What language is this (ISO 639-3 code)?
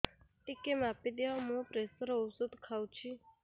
ori